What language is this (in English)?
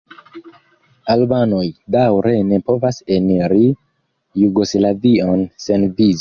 Esperanto